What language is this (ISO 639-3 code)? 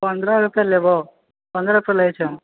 mai